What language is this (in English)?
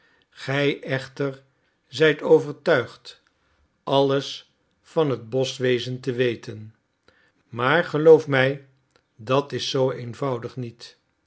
Dutch